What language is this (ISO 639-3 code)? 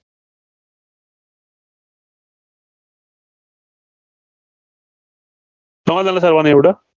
mar